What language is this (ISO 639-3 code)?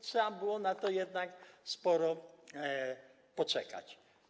pol